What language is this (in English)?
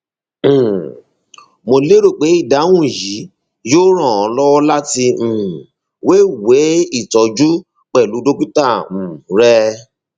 Yoruba